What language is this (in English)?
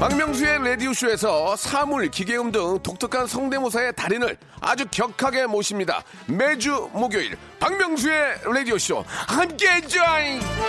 Korean